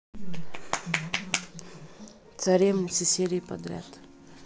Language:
Russian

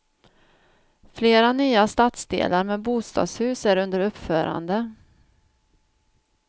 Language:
Swedish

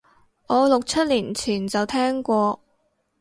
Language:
Cantonese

